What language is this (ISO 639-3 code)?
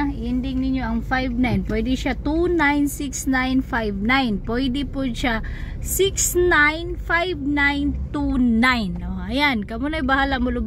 fil